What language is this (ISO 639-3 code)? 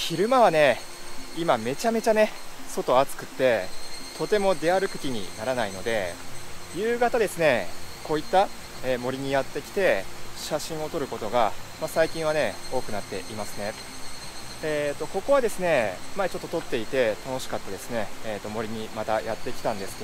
jpn